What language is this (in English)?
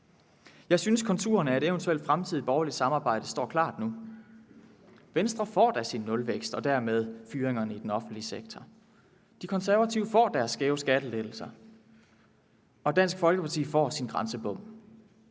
Danish